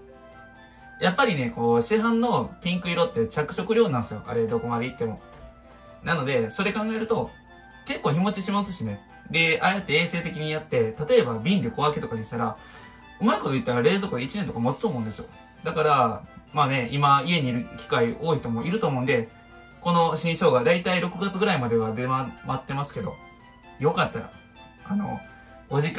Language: Japanese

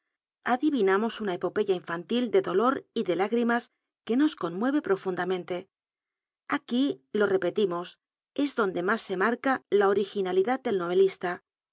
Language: Spanish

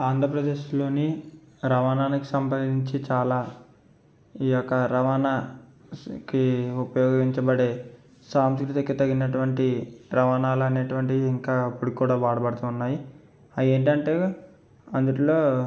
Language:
Telugu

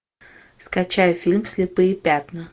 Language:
Russian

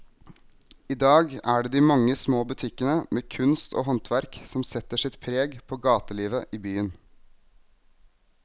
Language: Norwegian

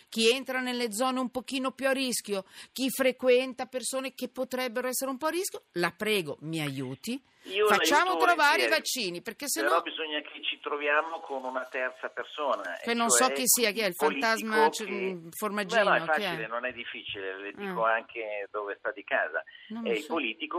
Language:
Italian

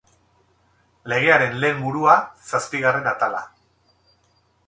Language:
Basque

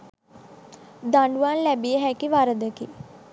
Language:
Sinhala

